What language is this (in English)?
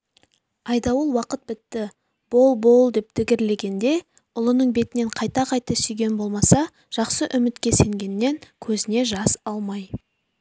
Kazakh